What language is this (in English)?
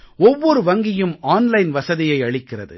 Tamil